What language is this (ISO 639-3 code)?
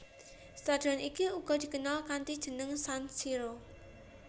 jav